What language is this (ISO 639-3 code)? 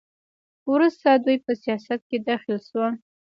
pus